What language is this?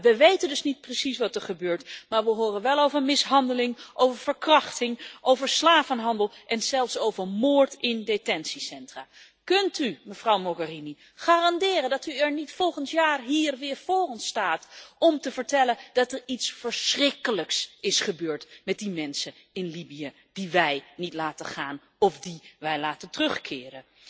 Dutch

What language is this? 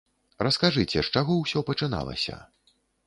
Belarusian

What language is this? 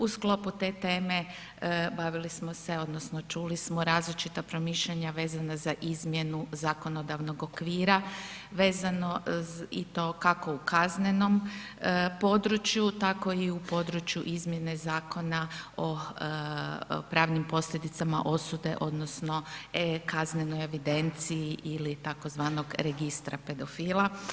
Croatian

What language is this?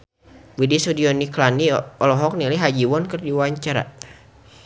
Sundanese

